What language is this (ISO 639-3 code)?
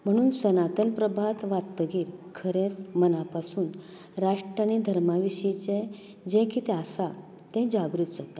kok